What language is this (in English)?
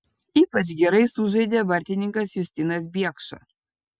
Lithuanian